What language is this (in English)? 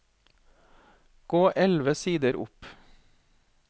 Norwegian